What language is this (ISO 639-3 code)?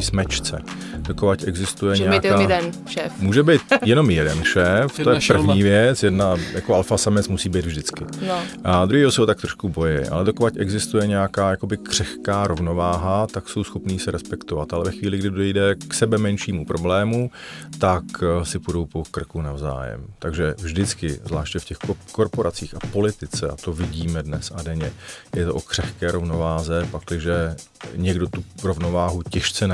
ces